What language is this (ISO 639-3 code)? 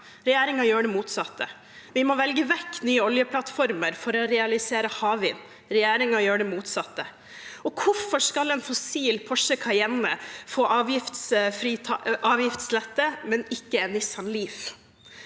nor